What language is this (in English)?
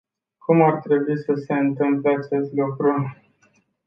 Romanian